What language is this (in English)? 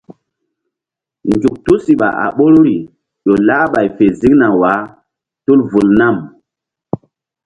Mbum